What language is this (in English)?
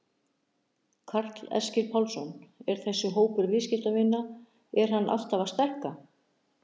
Icelandic